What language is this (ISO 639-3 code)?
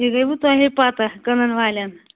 kas